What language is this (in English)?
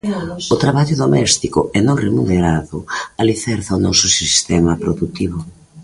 Galician